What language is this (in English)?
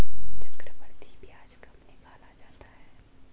Hindi